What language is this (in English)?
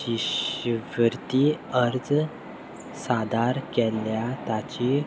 Konkani